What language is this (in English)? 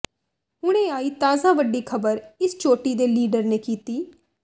Punjabi